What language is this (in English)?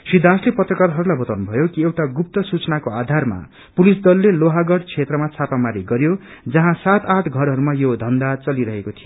Nepali